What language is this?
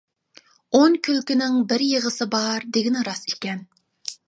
Uyghur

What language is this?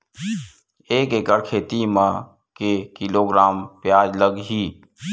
Chhattisgarhi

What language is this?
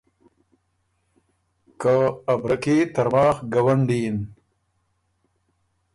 Ormuri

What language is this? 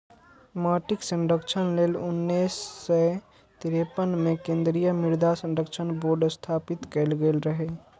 Maithili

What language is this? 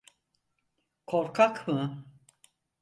Turkish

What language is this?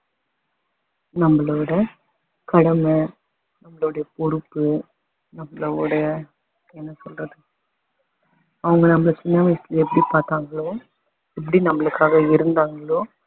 Tamil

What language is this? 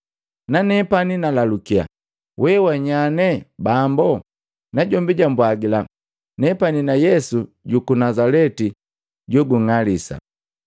Matengo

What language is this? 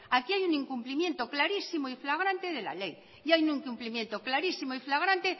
Spanish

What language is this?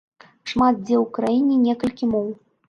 Belarusian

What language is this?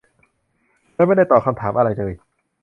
Thai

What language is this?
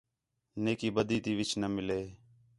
Khetrani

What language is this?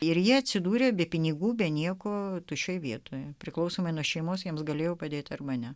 Lithuanian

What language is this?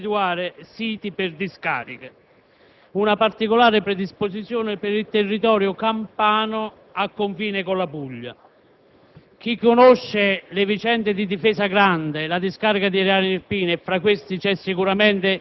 Italian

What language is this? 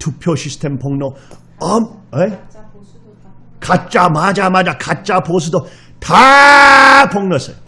Korean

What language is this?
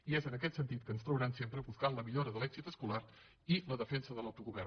Catalan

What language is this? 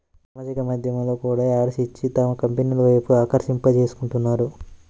Telugu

